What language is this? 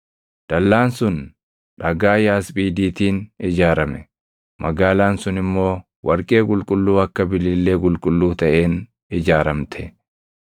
Oromo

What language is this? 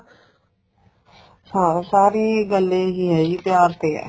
Punjabi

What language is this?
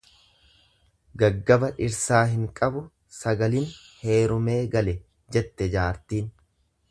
Oromo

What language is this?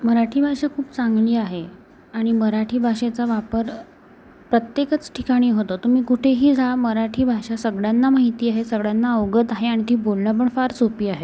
Marathi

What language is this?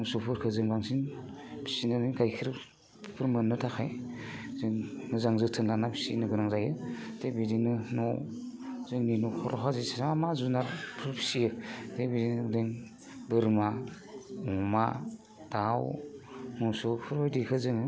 Bodo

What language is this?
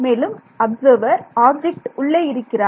Tamil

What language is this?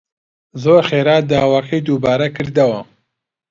Central Kurdish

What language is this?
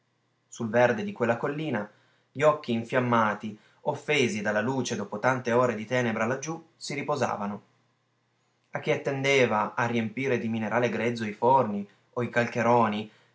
Italian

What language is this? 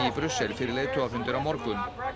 Icelandic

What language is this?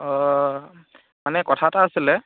Assamese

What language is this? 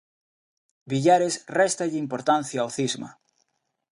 Galician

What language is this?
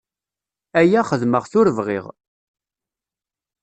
Kabyle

